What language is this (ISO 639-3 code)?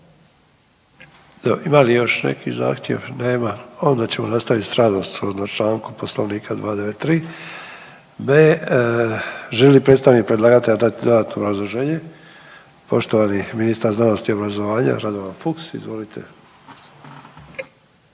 hrv